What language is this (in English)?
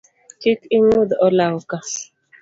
Luo (Kenya and Tanzania)